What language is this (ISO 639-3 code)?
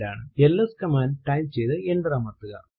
mal